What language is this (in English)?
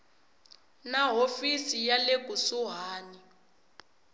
Tsonga